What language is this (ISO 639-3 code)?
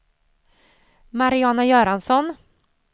swe